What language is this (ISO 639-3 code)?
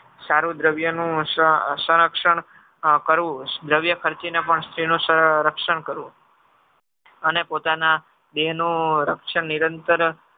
guj